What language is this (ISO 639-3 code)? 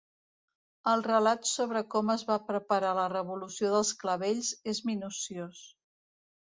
cat